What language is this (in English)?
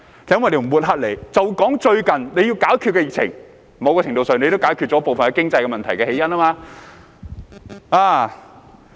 Cantonese